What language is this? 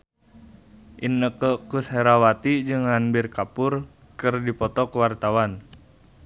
Sundanese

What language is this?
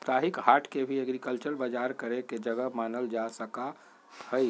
Magahi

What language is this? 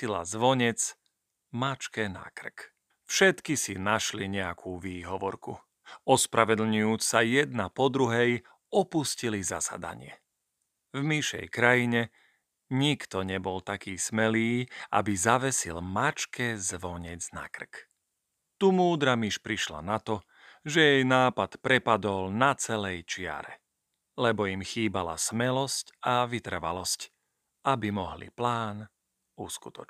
Slovak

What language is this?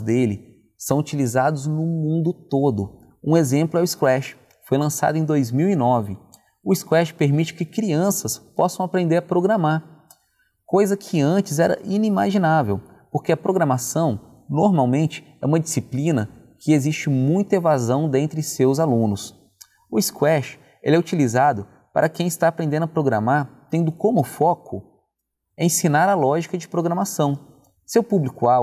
Portuguese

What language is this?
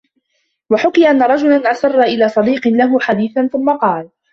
Arabic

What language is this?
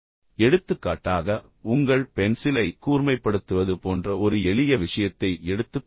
Tamil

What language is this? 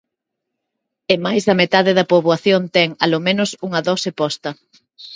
Galician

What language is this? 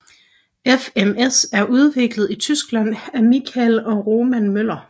Danish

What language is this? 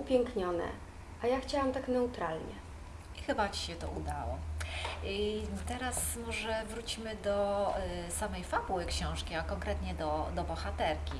Polish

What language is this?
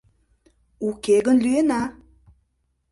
Mari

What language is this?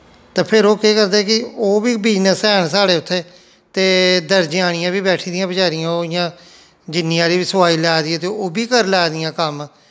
Dogri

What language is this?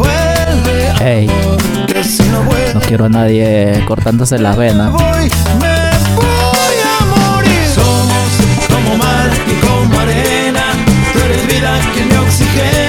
Spanish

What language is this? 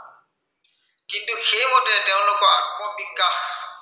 Assamese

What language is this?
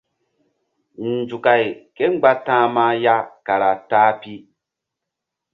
Mbum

